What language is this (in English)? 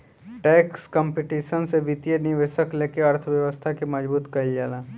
Bhojpuri